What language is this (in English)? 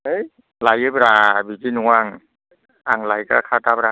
Bodo